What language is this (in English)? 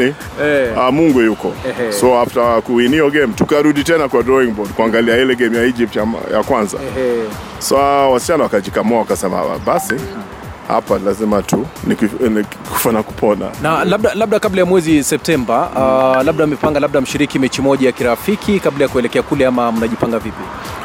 Swahili